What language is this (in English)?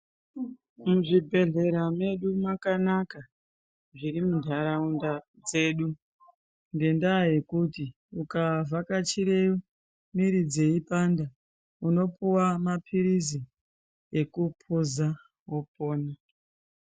Ndau